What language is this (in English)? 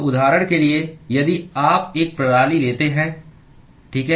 Hindi